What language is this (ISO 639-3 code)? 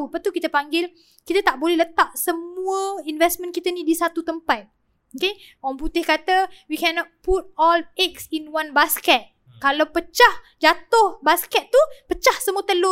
msa